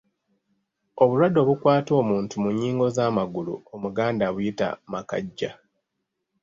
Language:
Ganda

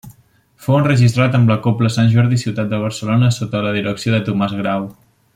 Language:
Catalan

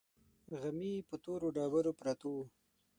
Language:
Pashto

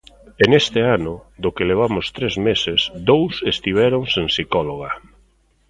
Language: Galician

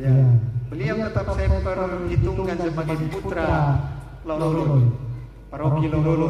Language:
Indonesian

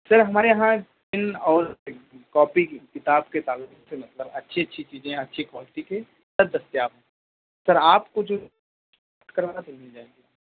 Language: Urdu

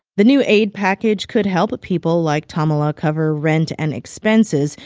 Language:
English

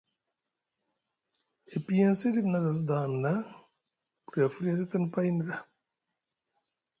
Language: Musgu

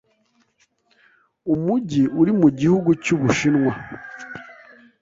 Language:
Kinyarwanda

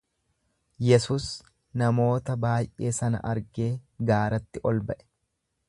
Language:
Oromo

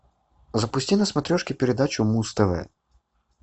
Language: Russian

